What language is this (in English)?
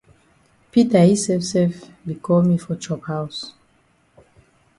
Cameroon Pidgin